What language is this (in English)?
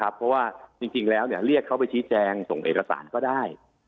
Thai